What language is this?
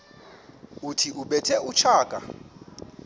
Xhosa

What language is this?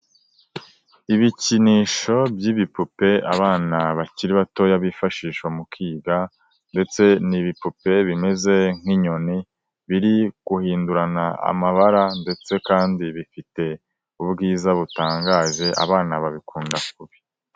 Kinyarwanda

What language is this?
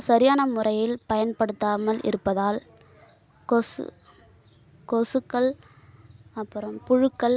Tamil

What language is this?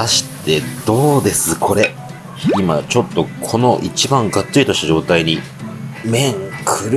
Japanese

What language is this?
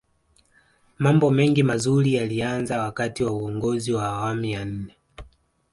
Swahili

